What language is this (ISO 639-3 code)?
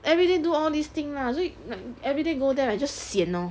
eng